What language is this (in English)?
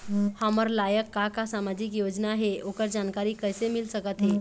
Chhattisgarhi